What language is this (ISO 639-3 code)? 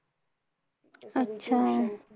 mar